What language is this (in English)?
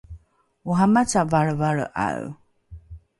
Rukai